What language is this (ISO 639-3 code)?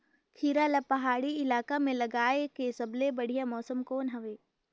hne